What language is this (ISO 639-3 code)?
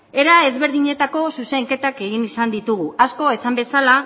eus